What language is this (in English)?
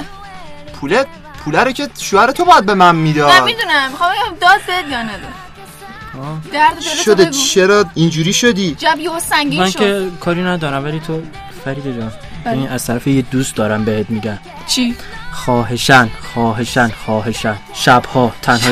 Persian